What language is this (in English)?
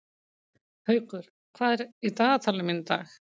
Icelandic